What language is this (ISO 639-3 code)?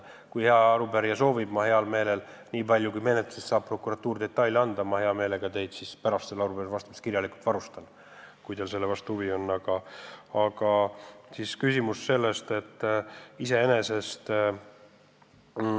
est